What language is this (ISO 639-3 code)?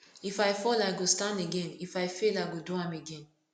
pcm